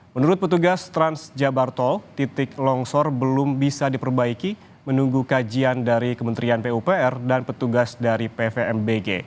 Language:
Indonesian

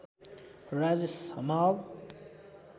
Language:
Nepali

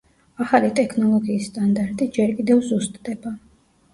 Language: Georgian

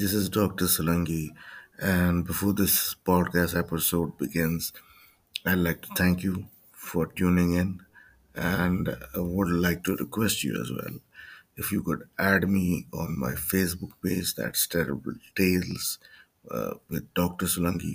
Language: Urdu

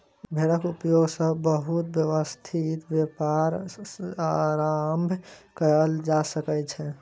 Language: Maithili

